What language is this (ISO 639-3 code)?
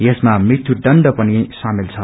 nep